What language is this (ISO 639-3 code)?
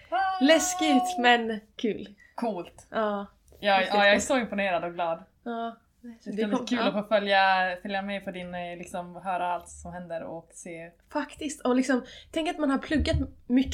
swe